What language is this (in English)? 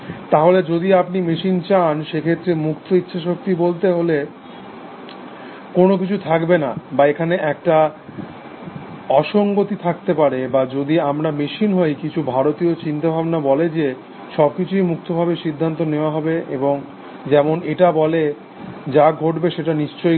Bangla